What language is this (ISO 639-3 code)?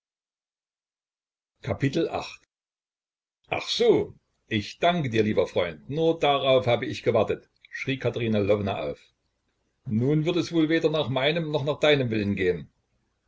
deu